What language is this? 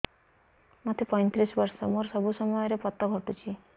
Odia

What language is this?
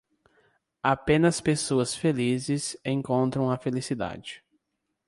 Portuguese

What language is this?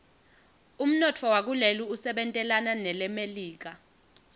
Swati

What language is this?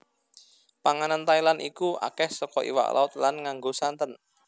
Javanese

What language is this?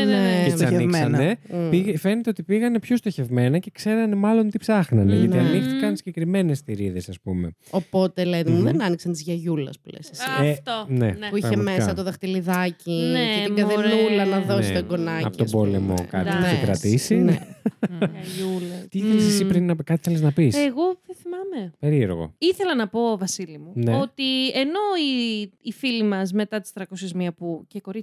Greek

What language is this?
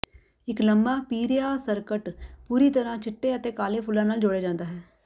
Punjabi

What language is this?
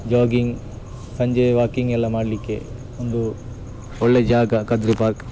Kannada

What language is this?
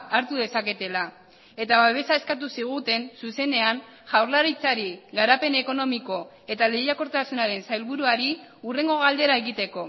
Basque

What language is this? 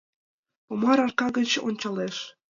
Mari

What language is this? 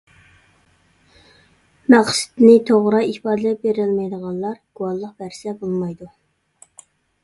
Uyghur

